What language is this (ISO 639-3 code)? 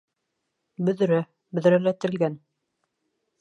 bak